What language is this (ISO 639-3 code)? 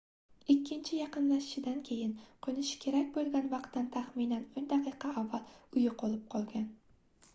uzb